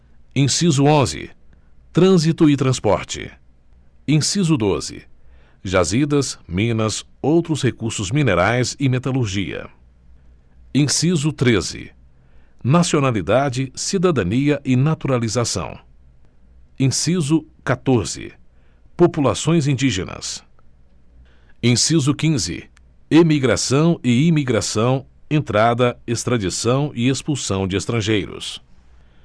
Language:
Portuguese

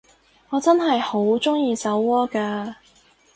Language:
Cantonese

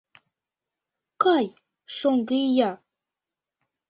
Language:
Mari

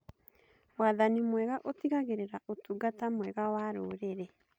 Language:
Kikuyu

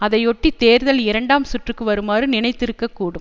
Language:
Tamil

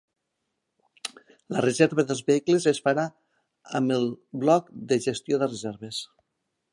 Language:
Catalan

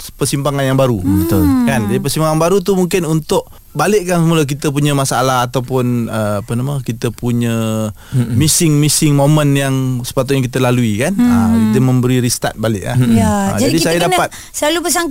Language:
Malay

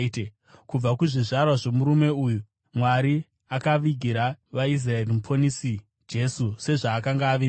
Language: Shona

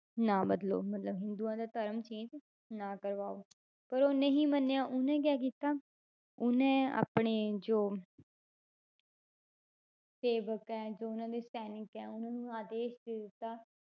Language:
Punjabi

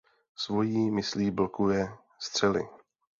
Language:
Czech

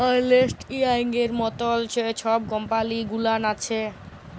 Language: Bangla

